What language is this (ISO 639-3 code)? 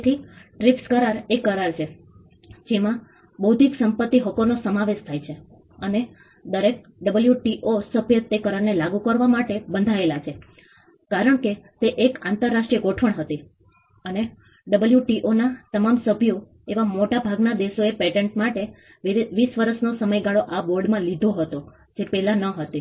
guj